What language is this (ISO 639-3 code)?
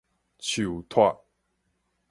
nan